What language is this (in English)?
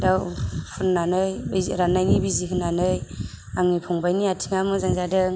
Bodo